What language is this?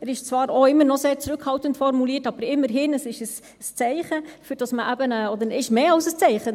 Swiss German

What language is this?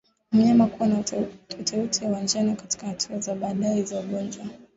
Swahili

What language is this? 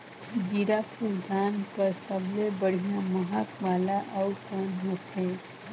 Chhattisgarhi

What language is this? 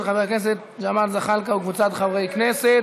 Hebrew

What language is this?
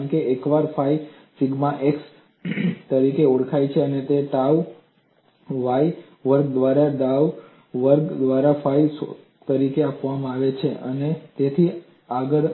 Gujarati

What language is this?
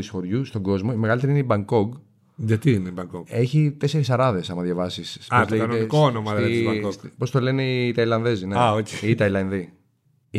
Greek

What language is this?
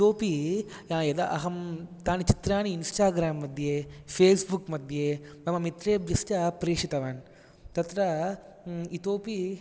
Sanskrit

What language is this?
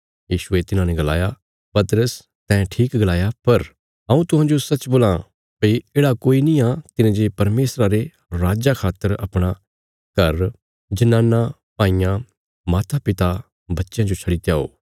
Bilaspuri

